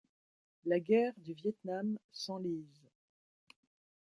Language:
French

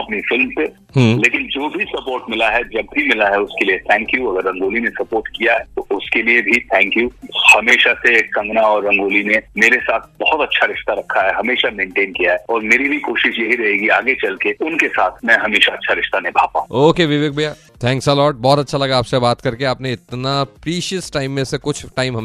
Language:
Hindi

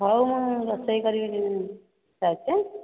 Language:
Odia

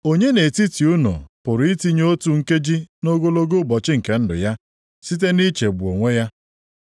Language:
Igbo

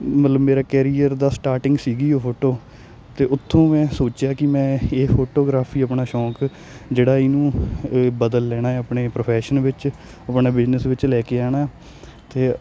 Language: Punjabi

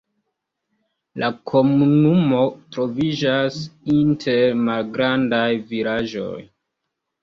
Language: Esperanto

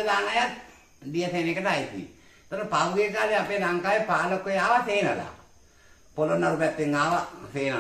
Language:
Indonesian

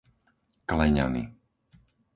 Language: Slovak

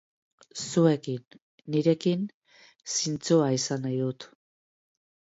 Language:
Basque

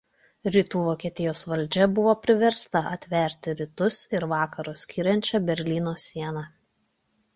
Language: Lithuanian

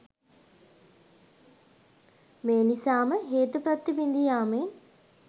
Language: Sinhala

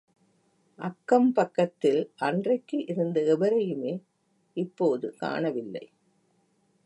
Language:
Tamil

